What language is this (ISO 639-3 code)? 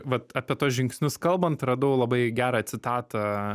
lit